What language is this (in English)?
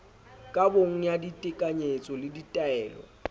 Southern Sotho